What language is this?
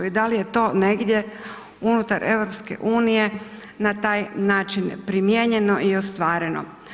Croatian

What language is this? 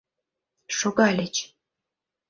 Mari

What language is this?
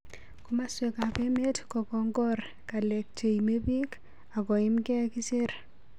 Kalenjin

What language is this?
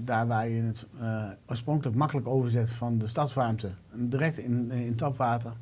Dutch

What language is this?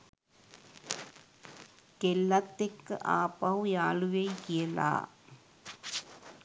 Sinhala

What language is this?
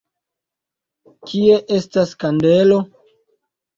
Esperanto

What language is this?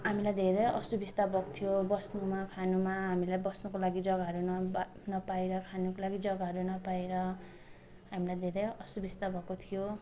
Nepali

